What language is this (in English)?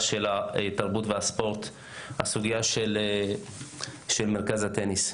Hebrew